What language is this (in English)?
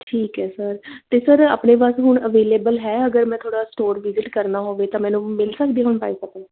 Punjabi